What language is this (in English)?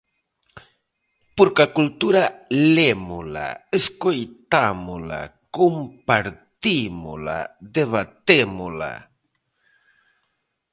Galician